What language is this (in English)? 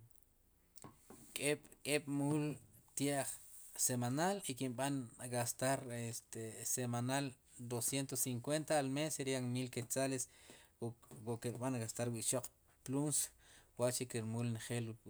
Sipacapense